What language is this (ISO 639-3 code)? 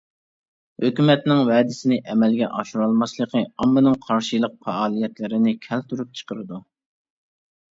uig